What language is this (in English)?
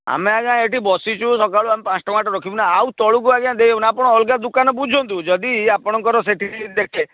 Odia